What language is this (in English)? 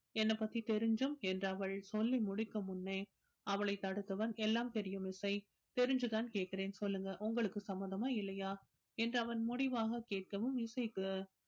Tamil